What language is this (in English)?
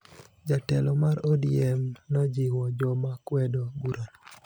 Luo (Kenya and Tanzania)